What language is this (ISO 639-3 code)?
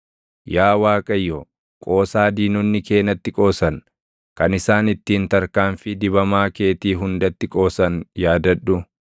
orm